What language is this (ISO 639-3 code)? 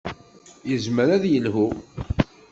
kab